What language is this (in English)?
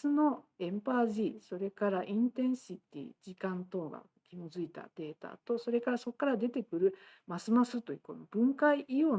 Japanese